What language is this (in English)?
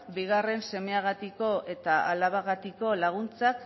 Basque